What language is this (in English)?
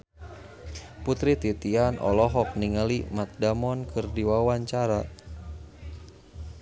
Sundanese